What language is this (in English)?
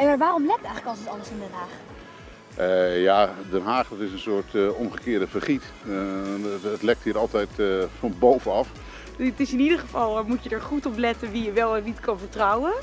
Dutch